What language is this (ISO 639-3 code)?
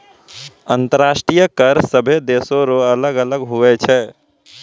mai